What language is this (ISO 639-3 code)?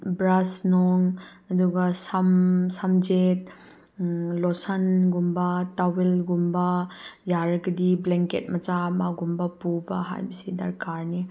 mni